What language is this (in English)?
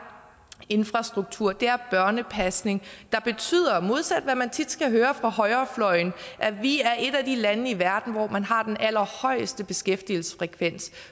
Danish